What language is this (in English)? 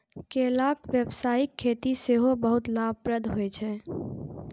Maithili